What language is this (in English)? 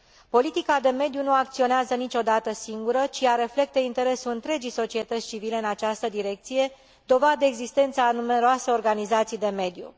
Romanian